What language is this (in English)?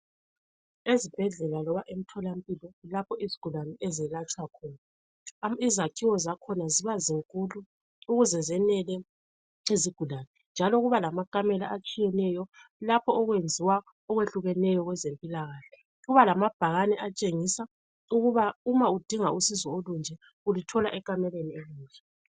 North Ndebele